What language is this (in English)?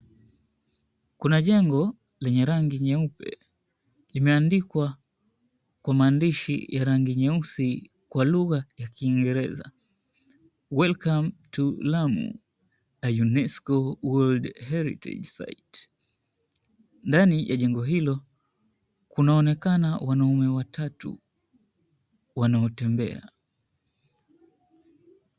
Swahili